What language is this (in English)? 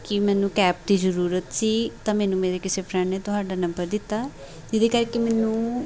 Punjabi